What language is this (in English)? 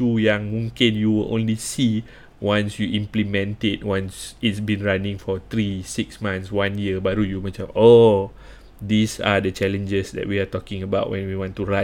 Malay